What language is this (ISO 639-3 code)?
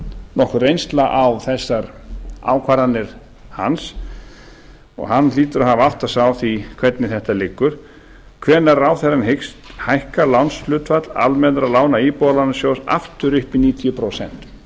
isl